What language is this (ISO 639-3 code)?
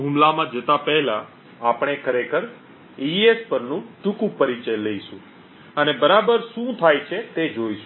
guj